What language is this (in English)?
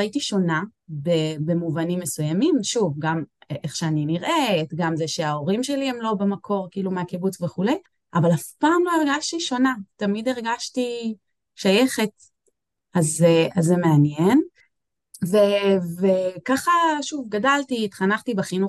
Hebrew